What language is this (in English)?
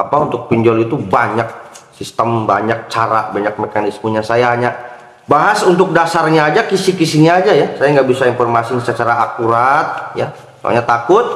Indonesian